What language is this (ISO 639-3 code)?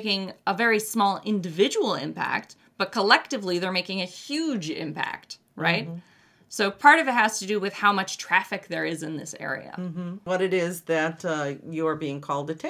eng